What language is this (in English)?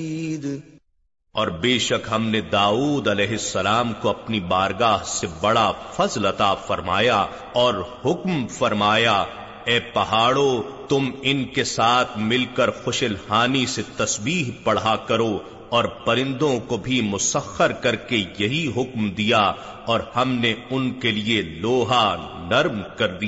Urdu